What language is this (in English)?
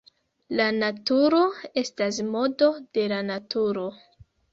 Esperanto